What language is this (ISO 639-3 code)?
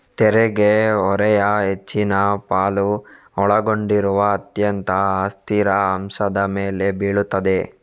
kan